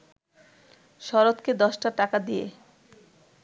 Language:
Bangla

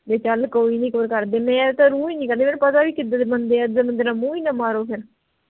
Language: Punjabi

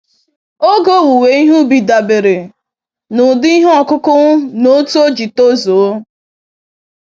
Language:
Igbo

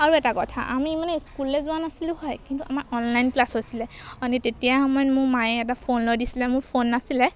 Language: Assamese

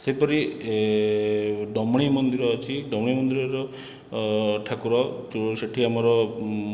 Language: Odia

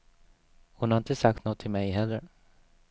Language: Swedish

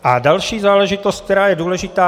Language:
Czech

